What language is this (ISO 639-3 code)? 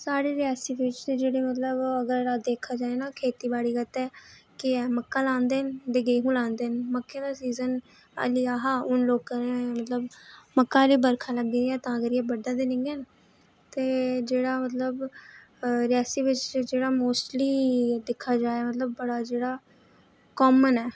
doi